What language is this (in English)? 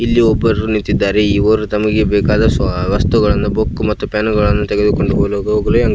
Kannada